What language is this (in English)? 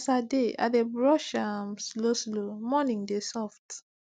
Nigerian Pidgin